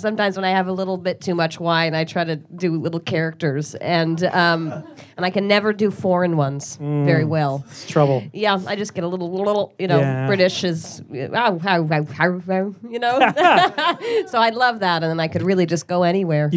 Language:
English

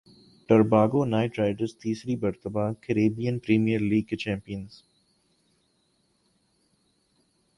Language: Urdu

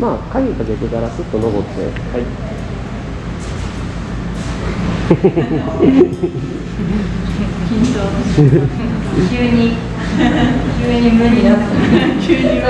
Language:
Japanese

